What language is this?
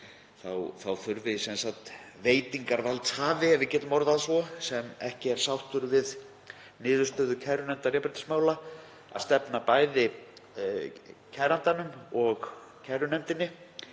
Icelandic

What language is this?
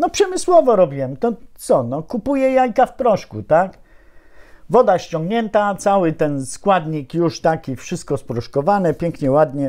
Polish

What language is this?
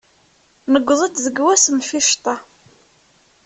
Kabyle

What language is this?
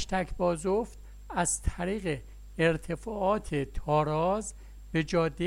Persian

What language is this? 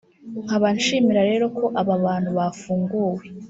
Kinyarwanda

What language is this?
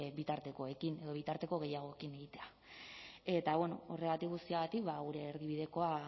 Basque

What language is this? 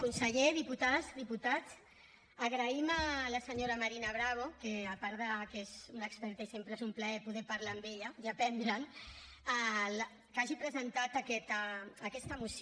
Catalan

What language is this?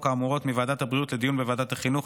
Hebrew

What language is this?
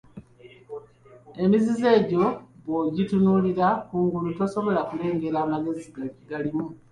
Ganda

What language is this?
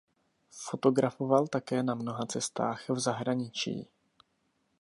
Czech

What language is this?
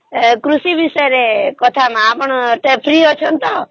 Odia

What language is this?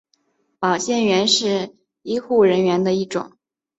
Chinese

